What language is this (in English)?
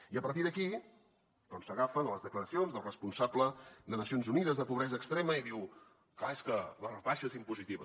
Catalan